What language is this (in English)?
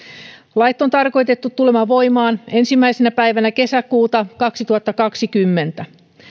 Finnish